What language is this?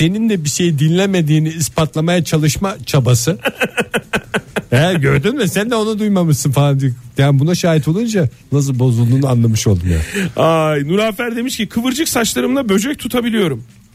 Turkish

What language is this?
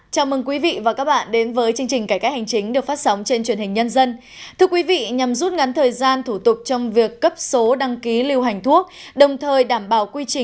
Vietnamese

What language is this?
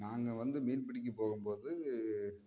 Tamil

